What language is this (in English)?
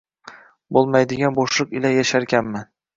Uzbek